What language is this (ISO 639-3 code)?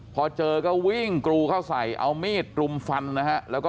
tha